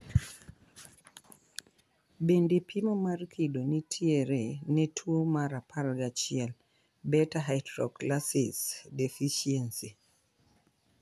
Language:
Luo (Kenya and Tanzania)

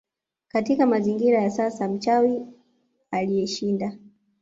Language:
Swahili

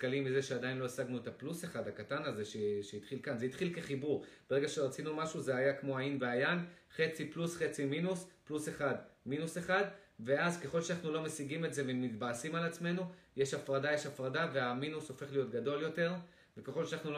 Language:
Hebrew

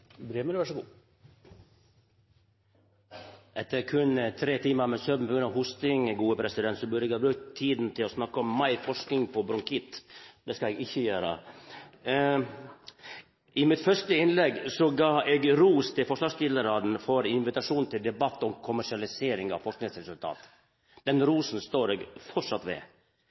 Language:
Norwegian Nynorsk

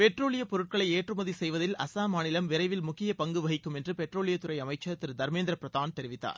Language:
Tamil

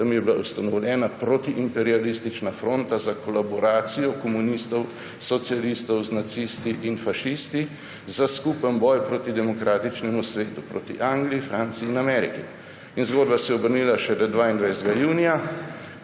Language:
Slovenian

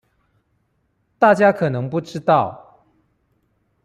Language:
Chinese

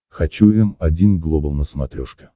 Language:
Russian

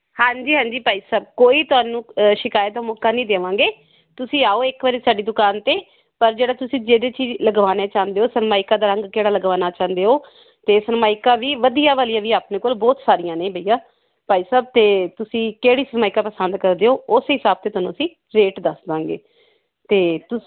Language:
Punjabi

